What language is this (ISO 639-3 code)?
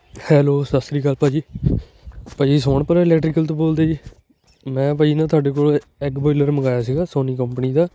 pan